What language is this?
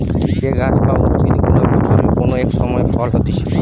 Bangla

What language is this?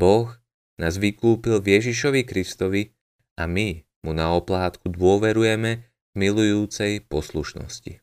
Slovak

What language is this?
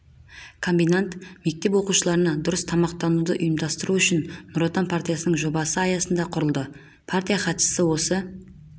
Kazakh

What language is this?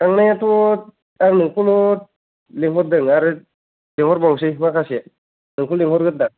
Bodo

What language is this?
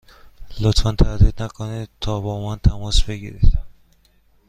Persian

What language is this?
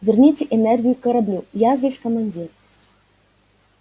Russian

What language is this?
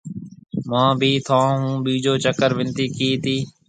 Marwari (Pakistan)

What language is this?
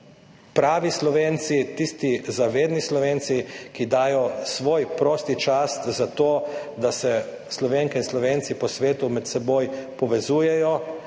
Slovenian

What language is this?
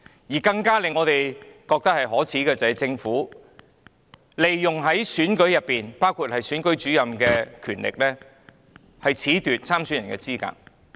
Cantonese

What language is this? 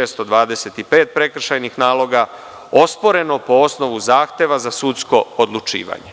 Serbian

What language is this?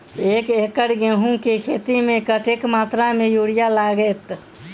Maithili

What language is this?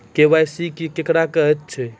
Maithili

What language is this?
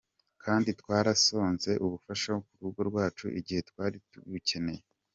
Kinyarwanda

